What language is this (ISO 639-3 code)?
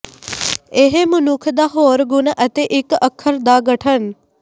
pan